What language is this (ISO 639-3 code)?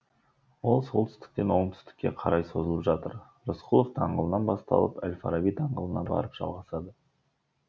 kaz